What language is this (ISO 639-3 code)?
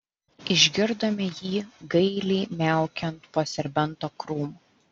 lit